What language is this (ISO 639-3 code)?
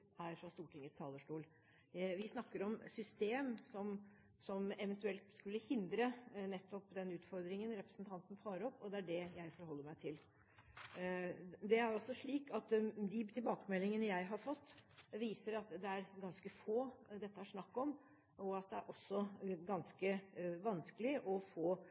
nob